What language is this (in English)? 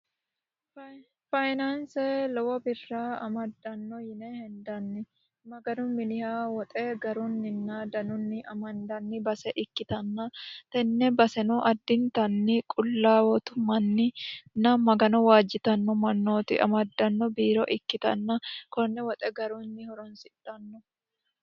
Sidamo